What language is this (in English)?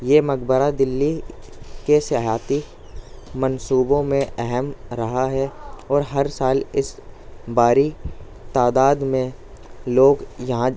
Urdu